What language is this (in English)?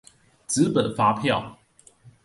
Chinese